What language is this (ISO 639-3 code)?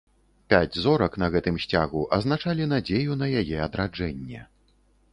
bel